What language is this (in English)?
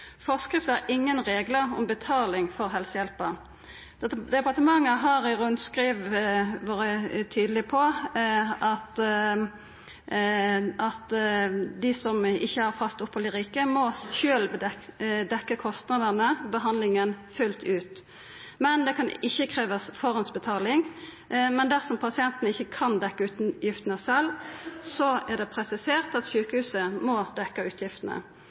Norwegian Nynorsk